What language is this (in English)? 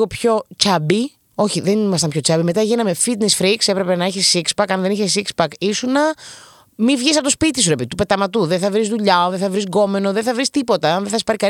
Greek